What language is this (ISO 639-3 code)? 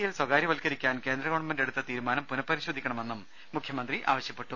mal